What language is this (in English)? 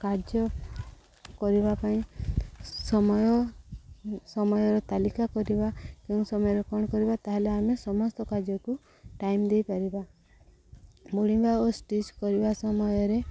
Odia